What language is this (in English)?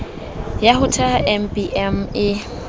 Southern Sotho